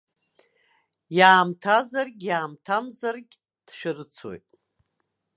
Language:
Abkhazian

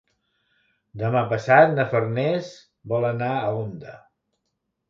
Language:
Catalan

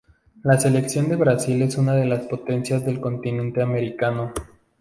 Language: Spanish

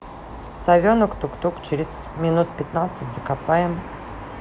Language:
Russian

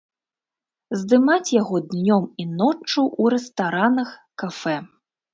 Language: Belarusian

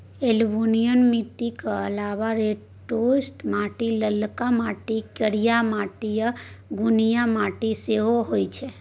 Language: Maithili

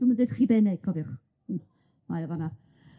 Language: Welsh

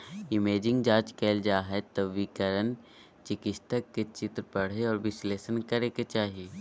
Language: Magahi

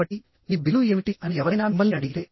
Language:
Telugu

